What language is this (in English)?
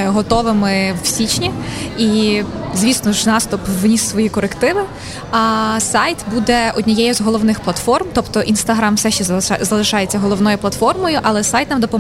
Ukrainian